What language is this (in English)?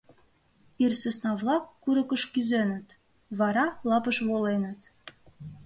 Mari